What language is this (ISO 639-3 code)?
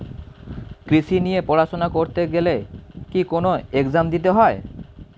ben